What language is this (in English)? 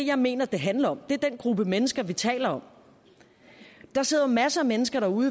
Danish